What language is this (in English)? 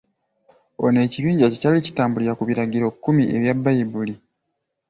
Ganda